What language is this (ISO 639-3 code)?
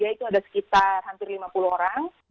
ind